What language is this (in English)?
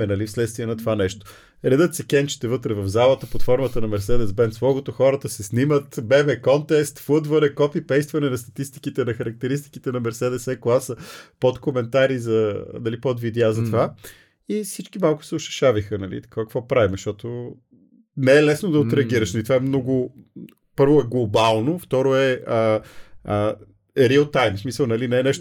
Bulgarian